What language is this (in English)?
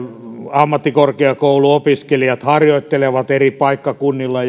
Finnish